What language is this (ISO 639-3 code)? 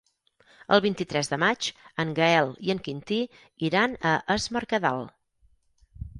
cat